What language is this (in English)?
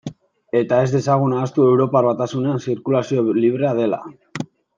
Basque